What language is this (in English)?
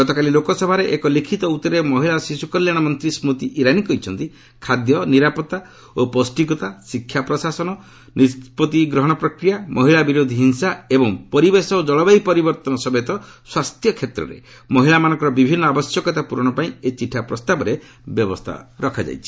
Odia